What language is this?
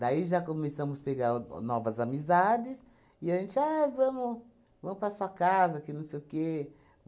Portuguese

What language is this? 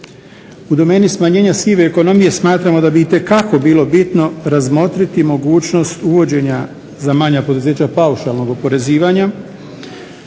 Croatian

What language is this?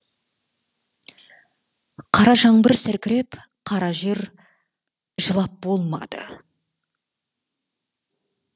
Kazakh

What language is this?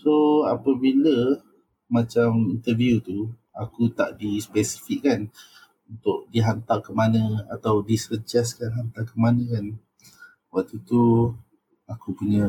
Malay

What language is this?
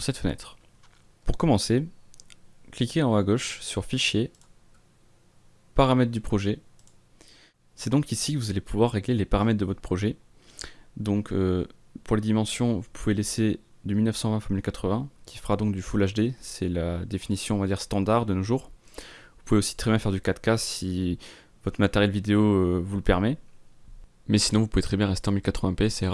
French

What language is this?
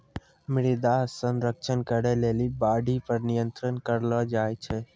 Maithili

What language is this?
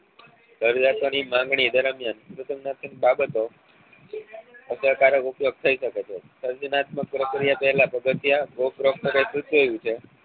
Gujarati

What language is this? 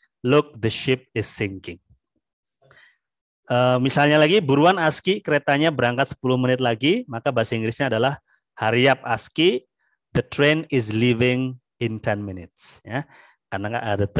Indonesian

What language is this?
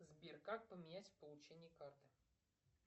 Russian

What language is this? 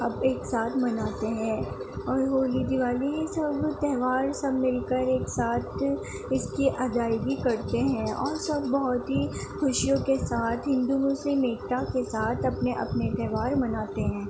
Urdu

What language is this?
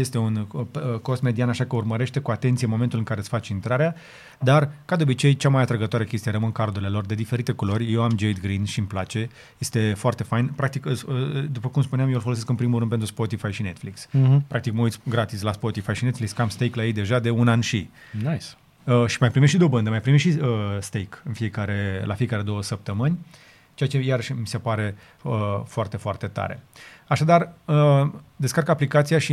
Romanian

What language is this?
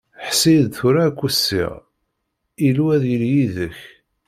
Kabyle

